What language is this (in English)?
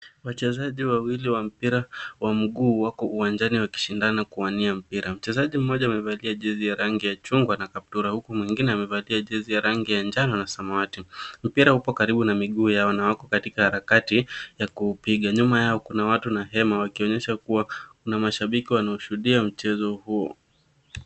Swahili